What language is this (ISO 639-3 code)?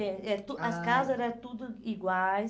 por